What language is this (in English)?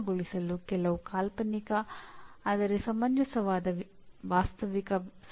Kannada